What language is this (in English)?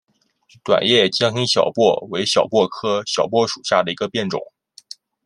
Chinese